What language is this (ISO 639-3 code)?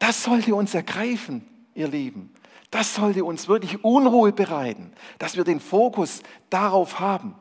deu